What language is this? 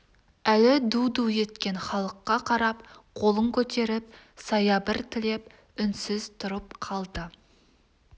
Kazakh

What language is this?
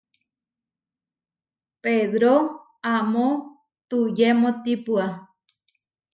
Huarijio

